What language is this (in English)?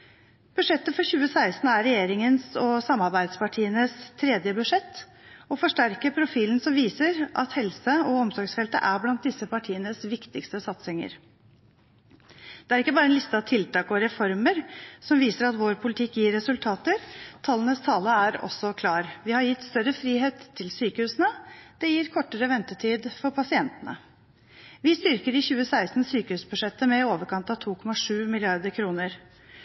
Norwegian Bokmål